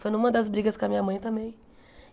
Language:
Portuguese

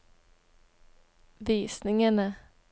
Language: Norwegian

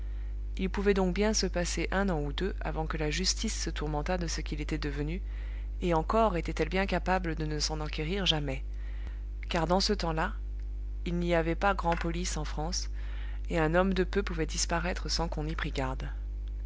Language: French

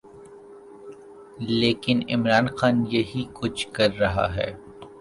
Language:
Urdu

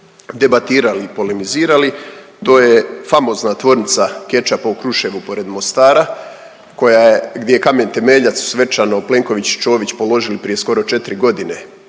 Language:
Croatian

